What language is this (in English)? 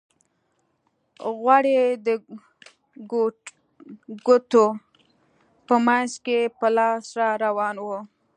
Pashto